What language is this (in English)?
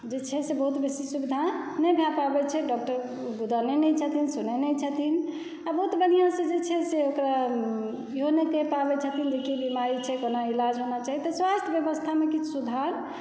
Maithili